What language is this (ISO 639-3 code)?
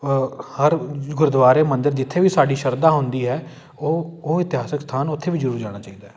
pan